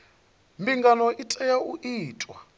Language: Venda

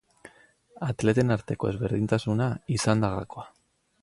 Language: Basque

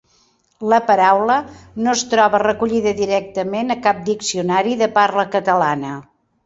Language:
Catalan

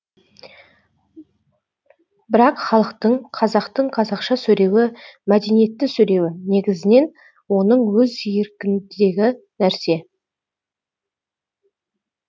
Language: Kazakh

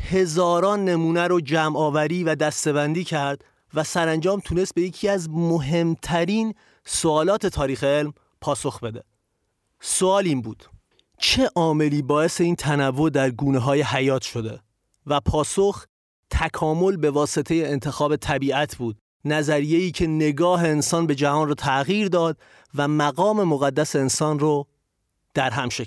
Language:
Persian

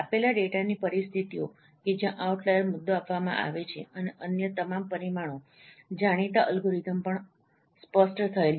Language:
Gujarati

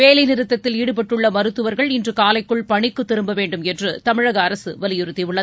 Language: Tamil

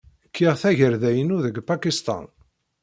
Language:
Kabyle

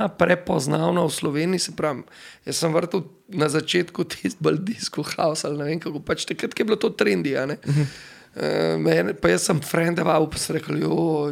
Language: Slovak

